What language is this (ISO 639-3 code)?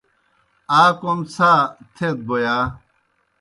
plk